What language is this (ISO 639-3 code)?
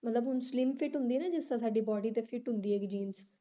pan